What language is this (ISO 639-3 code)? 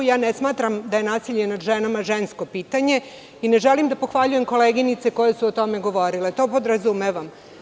srp